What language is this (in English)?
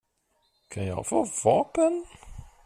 Swedish